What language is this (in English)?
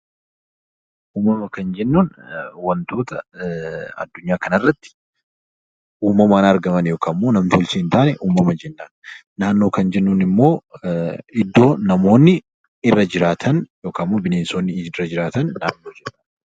Oromo